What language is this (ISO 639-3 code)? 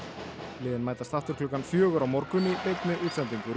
isl